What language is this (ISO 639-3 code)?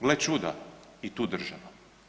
hrv